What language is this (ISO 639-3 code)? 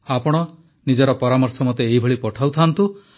ori